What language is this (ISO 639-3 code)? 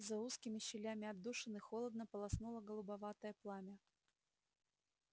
rus